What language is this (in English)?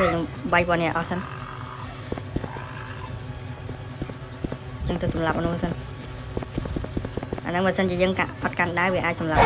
Thai